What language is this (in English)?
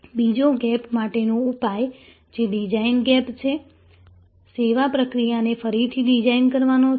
Gujarati